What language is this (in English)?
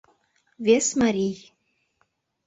Mari